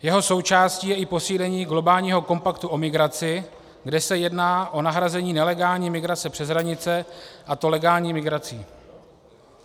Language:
Czech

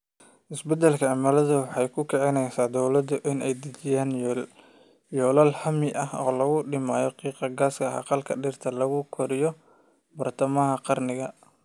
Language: Somali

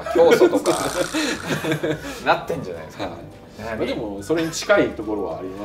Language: Japanese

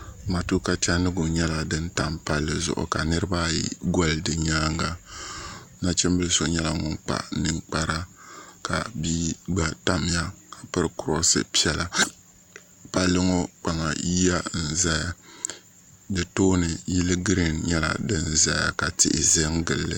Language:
Dagbani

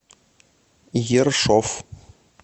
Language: Russian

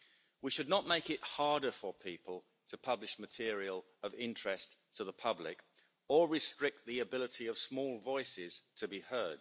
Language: English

